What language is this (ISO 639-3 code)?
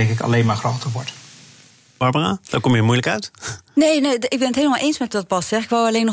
nld